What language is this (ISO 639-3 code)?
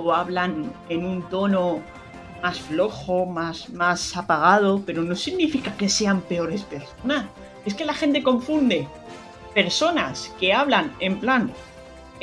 spa